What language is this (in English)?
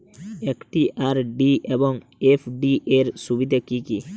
Bangla